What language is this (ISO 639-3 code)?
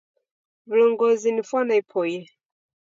dav